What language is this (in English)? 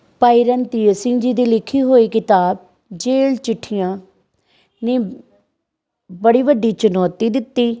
Punjabi